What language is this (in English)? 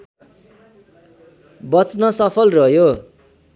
Nepali